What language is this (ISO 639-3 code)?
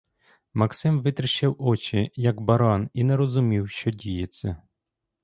ukr